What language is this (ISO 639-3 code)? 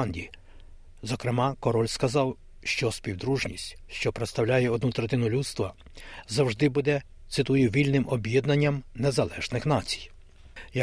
ukr